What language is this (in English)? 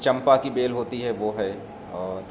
Urdu